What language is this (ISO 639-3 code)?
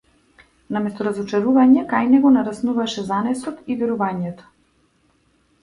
mkd